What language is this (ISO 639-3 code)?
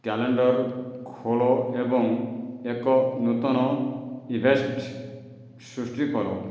ori